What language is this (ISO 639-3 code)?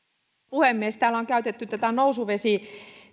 fin